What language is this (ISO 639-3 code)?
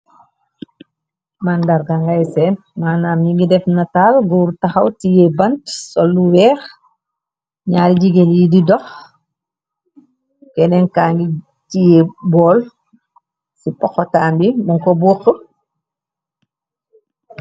wol